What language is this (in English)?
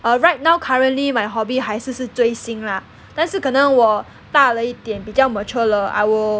English